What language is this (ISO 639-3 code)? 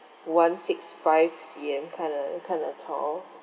eng